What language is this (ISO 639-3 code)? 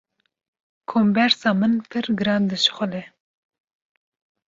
kur